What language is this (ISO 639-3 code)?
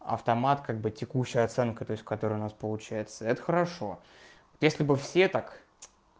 rus